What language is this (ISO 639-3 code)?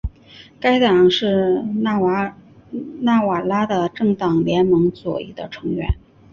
zho